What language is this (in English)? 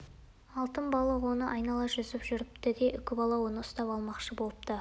Kazakh